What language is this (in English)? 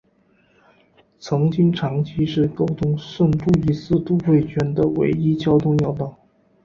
Chinese